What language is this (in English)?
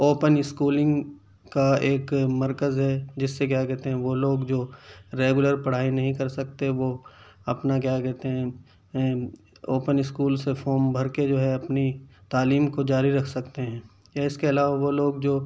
Urdu